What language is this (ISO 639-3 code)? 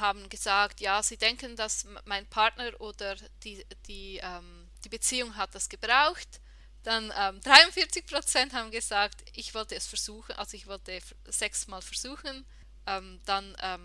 deu